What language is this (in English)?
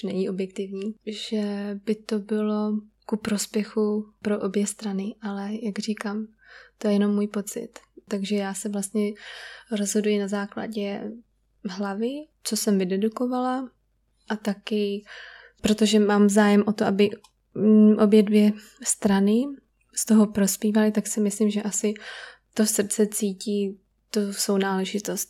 Czech